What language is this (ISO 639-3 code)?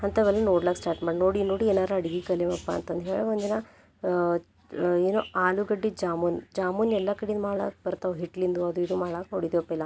kan